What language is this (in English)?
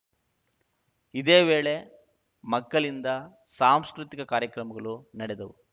Kannada